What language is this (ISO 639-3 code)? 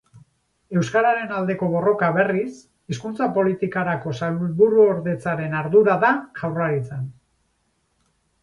eus